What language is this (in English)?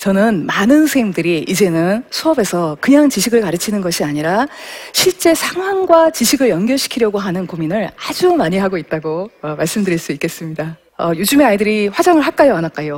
Korean